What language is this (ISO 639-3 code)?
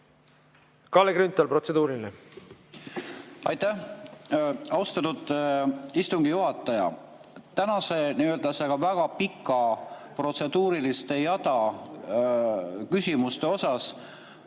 est